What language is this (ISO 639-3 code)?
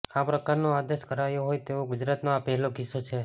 guj